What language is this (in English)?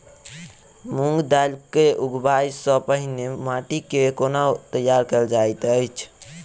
Maithili